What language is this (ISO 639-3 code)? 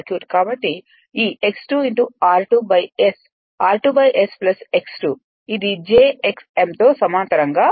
tel